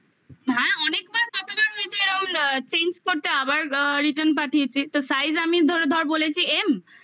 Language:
Bangla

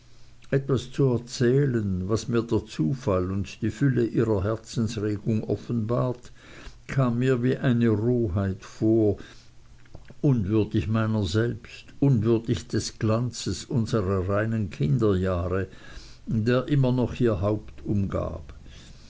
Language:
German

